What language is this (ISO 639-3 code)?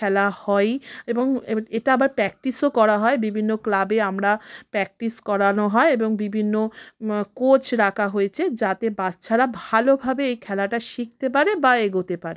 ben